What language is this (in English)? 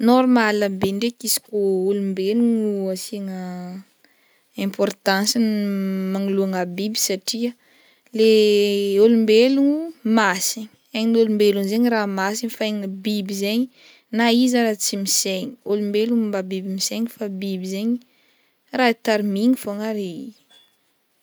Northern Betsimisaraka Malagasy